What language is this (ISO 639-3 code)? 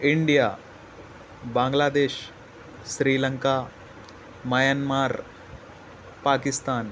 urd